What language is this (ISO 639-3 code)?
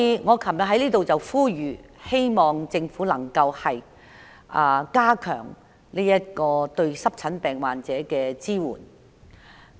yue